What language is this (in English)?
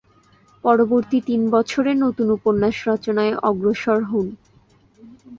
Bangla